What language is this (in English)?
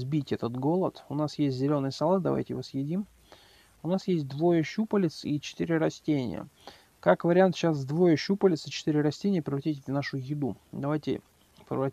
Russian